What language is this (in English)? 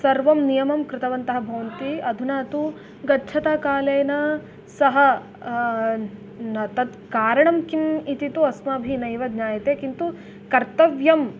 Sanskrit